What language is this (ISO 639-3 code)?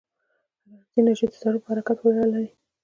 pus